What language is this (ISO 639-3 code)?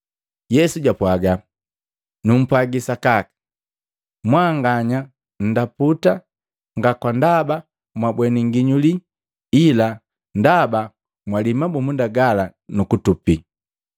mgv